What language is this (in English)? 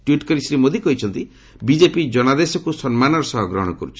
Odia